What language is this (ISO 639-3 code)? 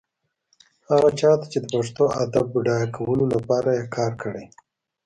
pus